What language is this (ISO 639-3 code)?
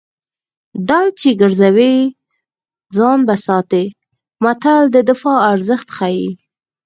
pus